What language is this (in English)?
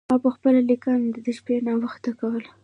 Pashto